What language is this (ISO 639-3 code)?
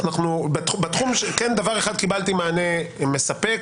heb